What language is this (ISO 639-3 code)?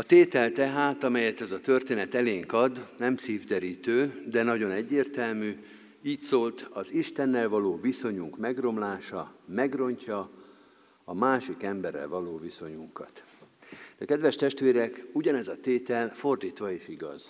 hun